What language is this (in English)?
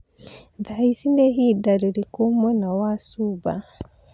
Kikuyu